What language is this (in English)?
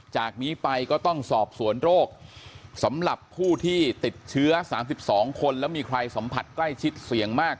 Thai